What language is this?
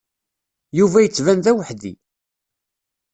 Kabyle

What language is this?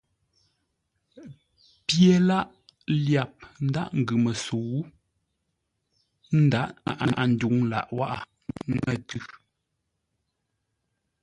Ngombale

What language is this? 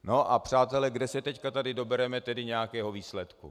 Czech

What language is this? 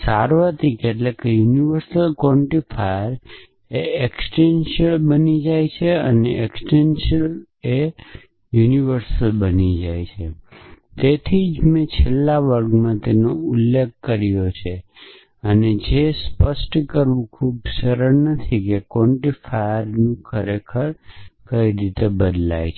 Gujarati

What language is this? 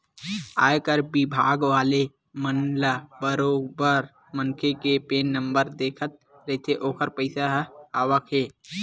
Chhattisgarhi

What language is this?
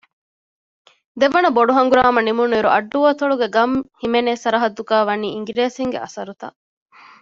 Divehi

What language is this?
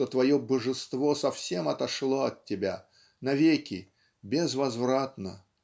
Russian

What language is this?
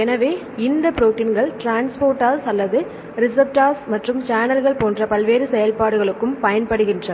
Tamil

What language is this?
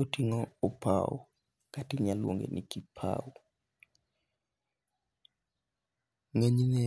Luo (Kenya and Tanzania)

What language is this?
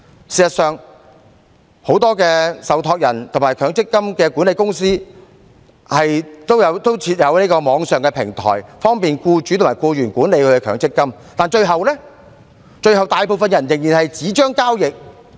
Cantonese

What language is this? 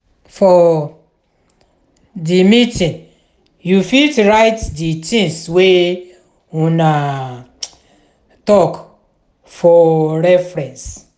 Nigerian Pidgin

